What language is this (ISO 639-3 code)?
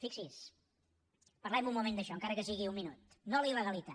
cat